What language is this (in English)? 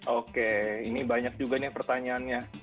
Indonesian